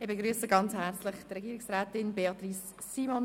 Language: Swiss German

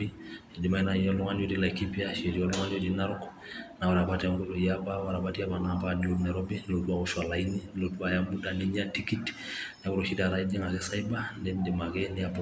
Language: Masai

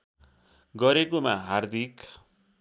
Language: Nepali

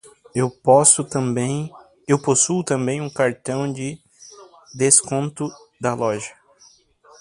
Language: Portuguese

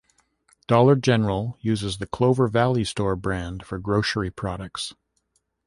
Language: English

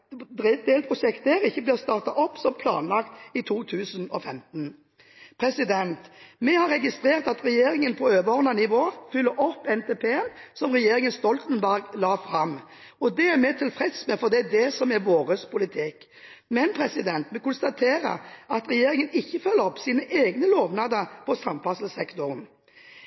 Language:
Norwegian Bokmål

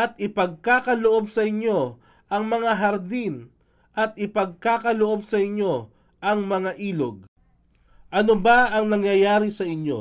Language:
Filipino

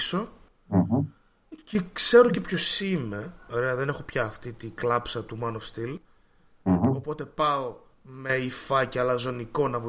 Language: Greek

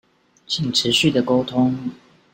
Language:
Chinese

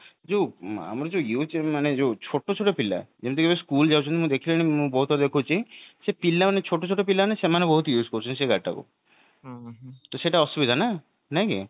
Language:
Odia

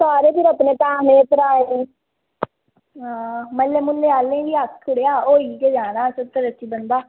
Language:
Dogri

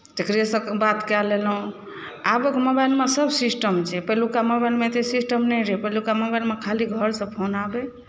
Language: Maithili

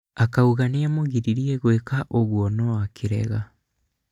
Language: Kikuyu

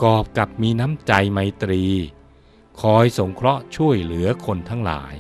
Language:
Thai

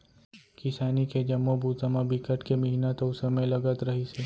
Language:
Chhattisgarhi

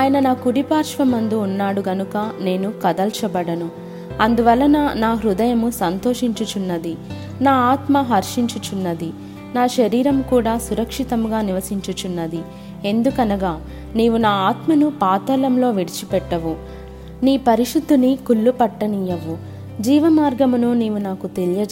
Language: Telugu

